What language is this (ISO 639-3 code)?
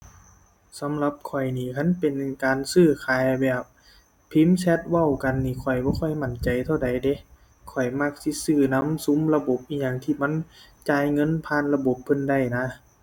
tha